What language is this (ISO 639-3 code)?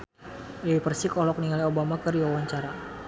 sun